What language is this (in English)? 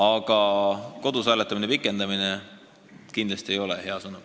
Estonian